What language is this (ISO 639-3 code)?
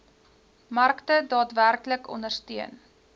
afr